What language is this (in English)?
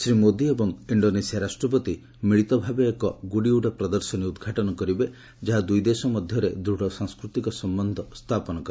Odia